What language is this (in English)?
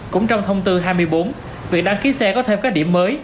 Vietnamese